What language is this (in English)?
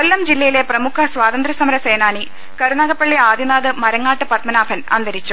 Malayalam